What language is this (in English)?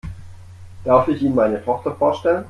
German